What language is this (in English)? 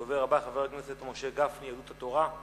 Hebrew